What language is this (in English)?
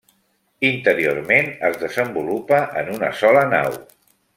Catalan